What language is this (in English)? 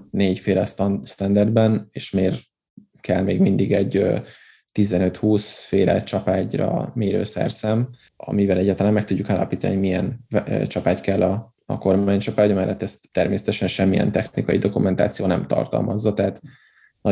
Hungarian